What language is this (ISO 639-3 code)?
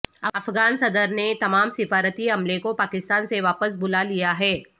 urd